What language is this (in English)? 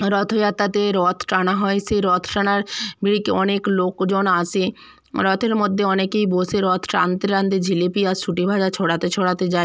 Bangla